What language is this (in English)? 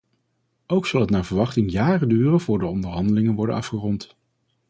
Dutch